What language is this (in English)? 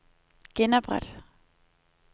Danish